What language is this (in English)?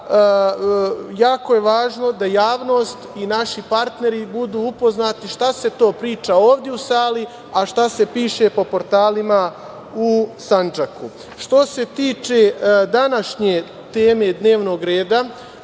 Serbian